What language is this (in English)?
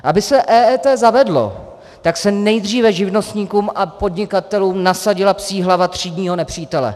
Czech